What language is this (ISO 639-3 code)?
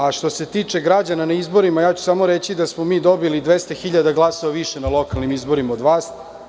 srp